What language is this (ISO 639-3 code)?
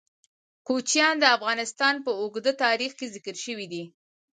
pus